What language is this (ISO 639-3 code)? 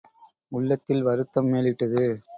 tam